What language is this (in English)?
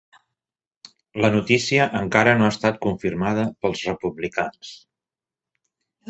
Catalan